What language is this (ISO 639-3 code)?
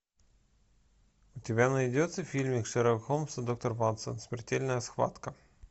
rus